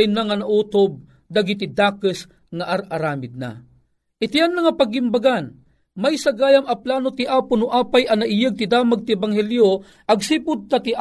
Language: Filipino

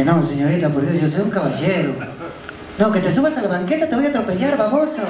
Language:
Spanish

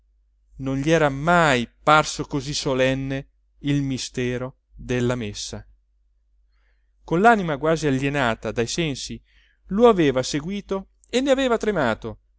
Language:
Italian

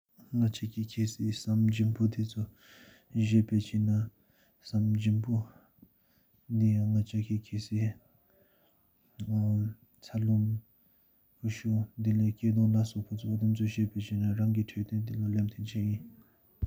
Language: Sikkimese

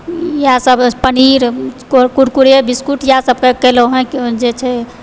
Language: Maithili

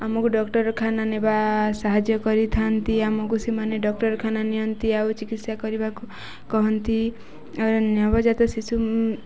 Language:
Odia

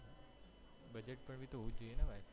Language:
Gujarati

